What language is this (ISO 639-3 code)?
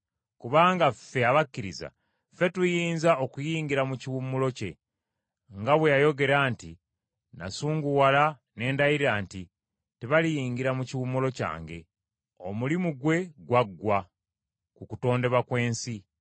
lug